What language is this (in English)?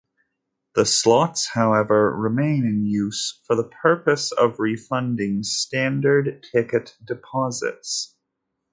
English